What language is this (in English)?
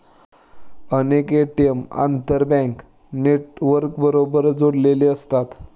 Marathi